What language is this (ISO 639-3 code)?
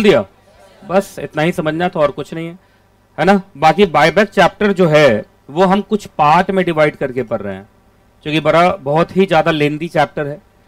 hin